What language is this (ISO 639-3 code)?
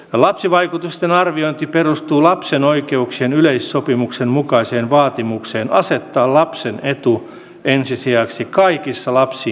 fin